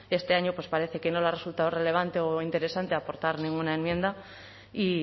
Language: Spanish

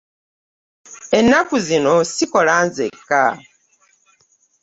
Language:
Ganda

